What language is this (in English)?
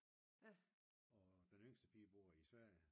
Danish